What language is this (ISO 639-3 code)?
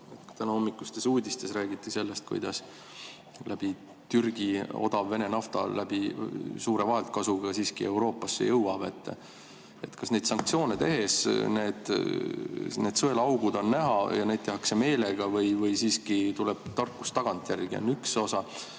est